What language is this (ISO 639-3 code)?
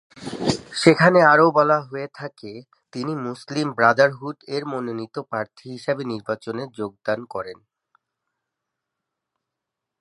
ben